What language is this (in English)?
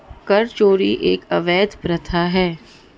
Hindi